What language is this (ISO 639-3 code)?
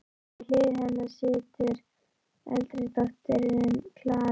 isl